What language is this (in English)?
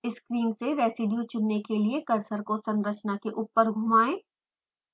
Hindi